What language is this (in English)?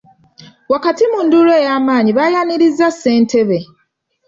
Ganda